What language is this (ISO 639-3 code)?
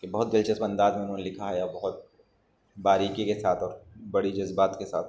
urd